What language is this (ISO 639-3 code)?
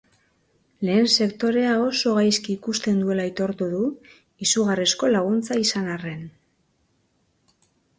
eus